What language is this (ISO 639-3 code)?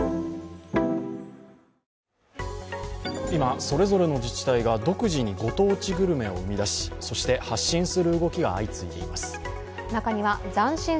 jpn